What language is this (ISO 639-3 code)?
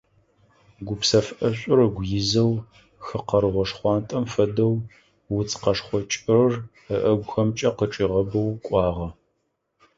ady